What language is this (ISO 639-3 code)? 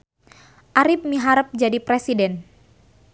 sun